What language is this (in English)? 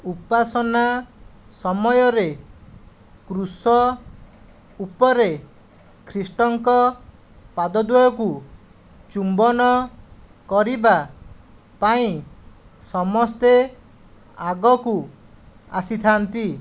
Odia